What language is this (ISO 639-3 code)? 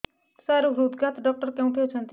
ori